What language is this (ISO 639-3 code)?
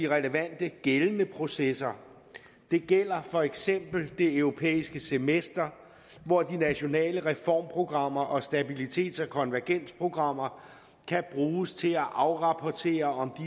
dan